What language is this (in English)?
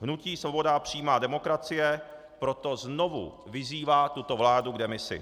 Czech